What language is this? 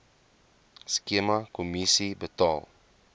Afrikaans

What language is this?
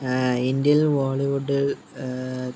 Malayalam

